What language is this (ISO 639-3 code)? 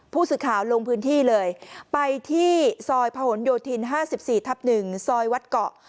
tha